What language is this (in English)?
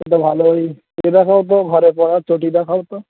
Bangla